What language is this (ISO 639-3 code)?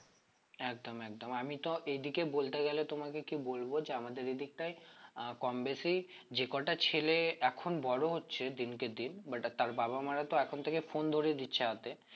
ben